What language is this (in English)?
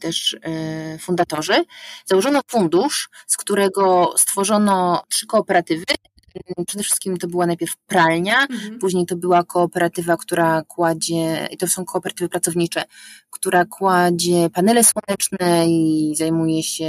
Polish